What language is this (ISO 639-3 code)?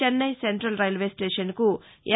tel